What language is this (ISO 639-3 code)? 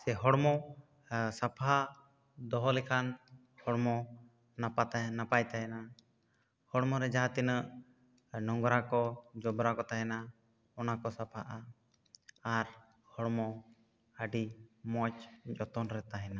sat